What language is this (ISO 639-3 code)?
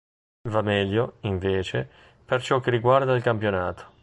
ita